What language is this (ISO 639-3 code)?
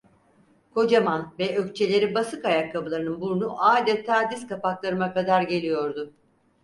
tur